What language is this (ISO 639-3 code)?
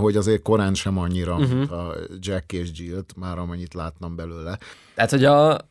hun